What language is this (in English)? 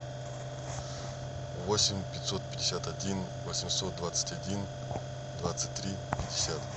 Russian